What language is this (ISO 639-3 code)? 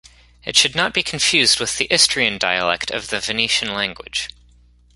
eng